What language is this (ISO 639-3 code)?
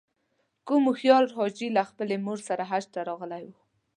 pus